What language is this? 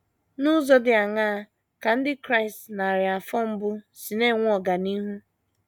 Igbo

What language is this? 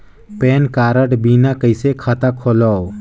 Chhattisgarhi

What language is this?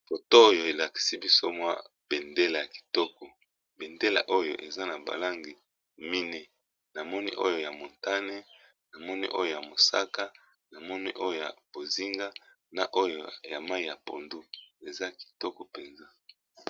Lingala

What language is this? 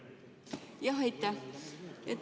Estonian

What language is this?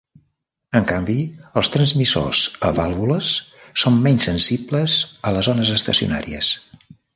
Catalan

